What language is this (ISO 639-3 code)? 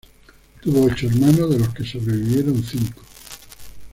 spa